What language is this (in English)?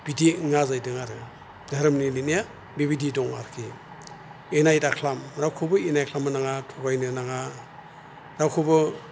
Bodo